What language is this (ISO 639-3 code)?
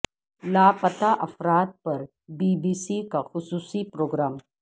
urd